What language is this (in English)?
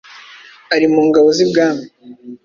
Kinyarwanda